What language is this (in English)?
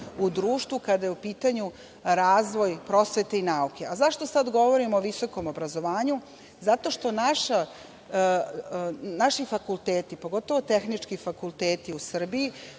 Serbian